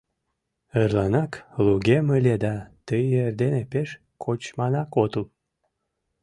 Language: Mari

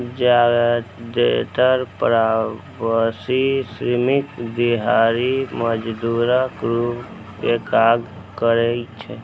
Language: Maithili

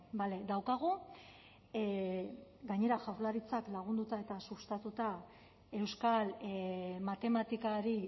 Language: Basque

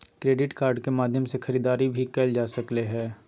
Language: Magahi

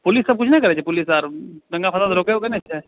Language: Maithili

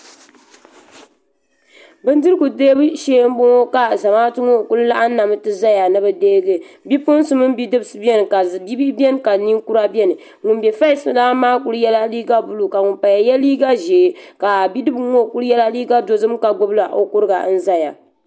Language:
Dagbani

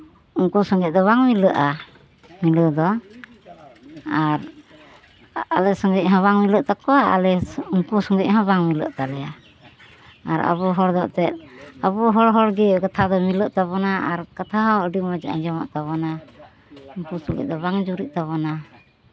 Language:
Santali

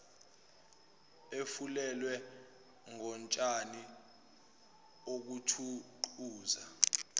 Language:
Zulu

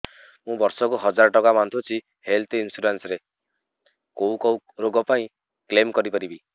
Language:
Odia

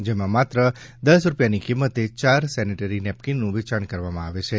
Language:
Gujarati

